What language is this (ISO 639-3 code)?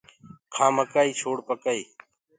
ggg